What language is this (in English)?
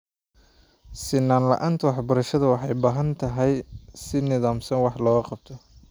Somali